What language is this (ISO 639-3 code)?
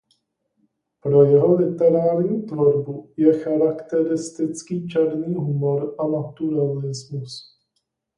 ces